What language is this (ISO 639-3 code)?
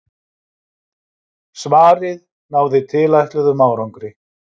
isl